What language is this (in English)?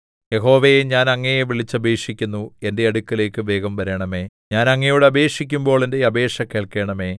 Malayalam